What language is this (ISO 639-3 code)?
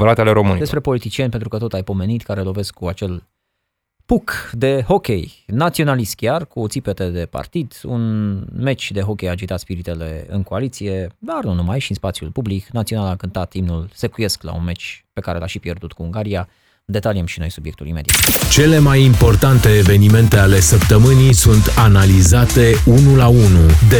ron